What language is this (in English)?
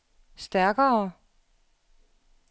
Danish